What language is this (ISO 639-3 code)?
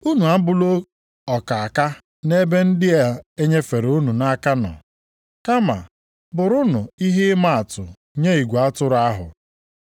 ibo